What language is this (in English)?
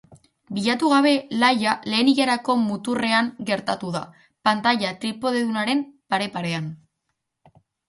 Basque